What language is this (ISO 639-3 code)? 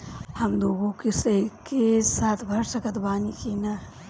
bho